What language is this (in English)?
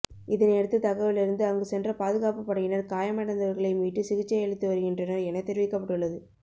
Tamil